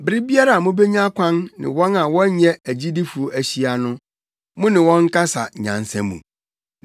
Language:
Akan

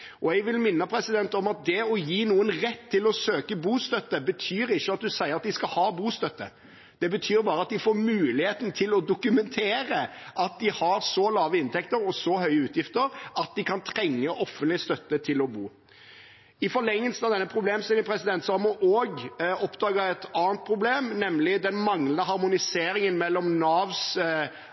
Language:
Norwegian Bokmål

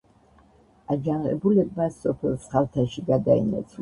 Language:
Georgian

